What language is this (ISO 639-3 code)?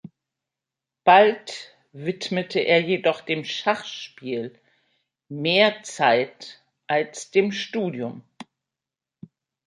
deu